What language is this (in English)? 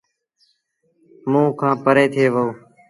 Sindhi Bhil